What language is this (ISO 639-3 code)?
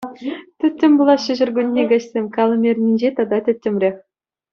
chv